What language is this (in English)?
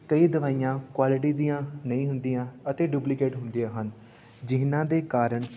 Punjabi